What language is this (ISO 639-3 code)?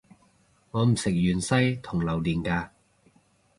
yue